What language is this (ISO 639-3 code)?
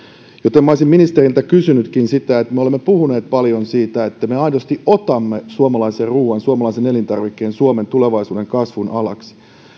fin